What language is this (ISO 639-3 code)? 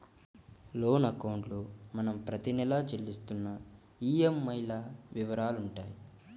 tel